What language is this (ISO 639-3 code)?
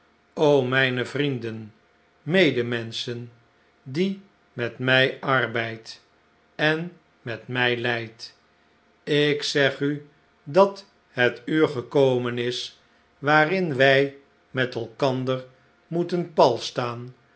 nld